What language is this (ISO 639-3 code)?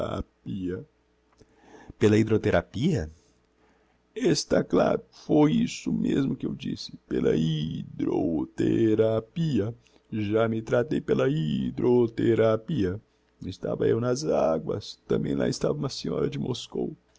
por